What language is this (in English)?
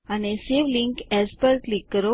Gujarati